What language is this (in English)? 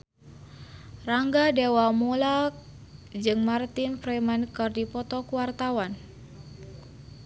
Sundanese